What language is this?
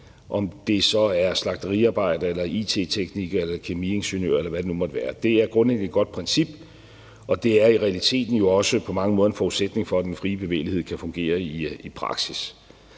Danish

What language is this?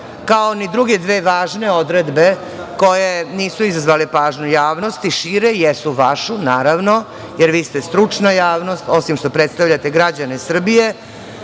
Serbian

